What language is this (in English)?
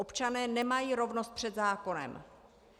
Czech